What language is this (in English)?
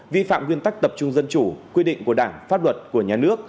Vietnamese